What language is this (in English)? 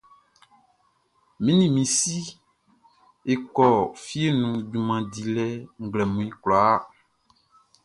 Baoulé